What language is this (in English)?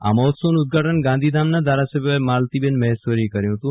Gujarati